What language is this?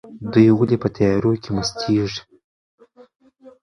Pashto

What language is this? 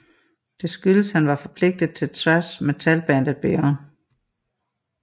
Danish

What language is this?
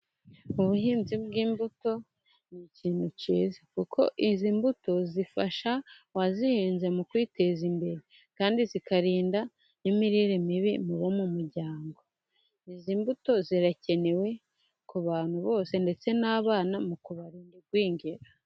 Kinyarwanda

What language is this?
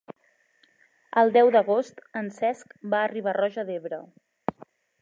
Catalan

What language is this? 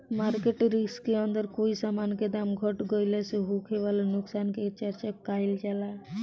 Bhojpuri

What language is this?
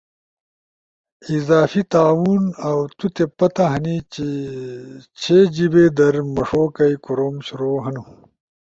Ushojo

